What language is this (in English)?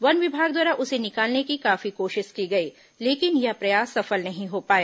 Hindi